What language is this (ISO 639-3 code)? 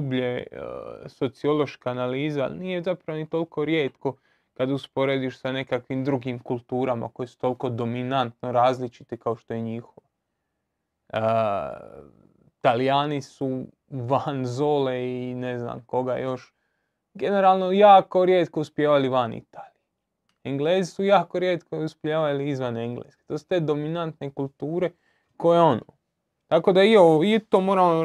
hrv